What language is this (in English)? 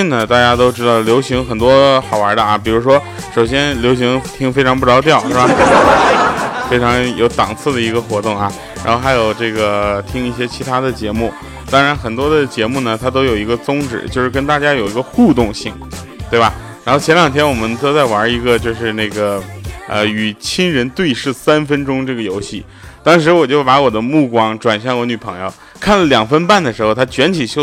Chinese